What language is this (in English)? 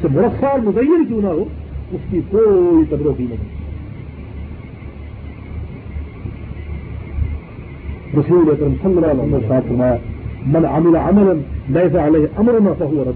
Urdu